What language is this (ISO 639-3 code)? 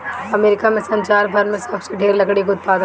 bho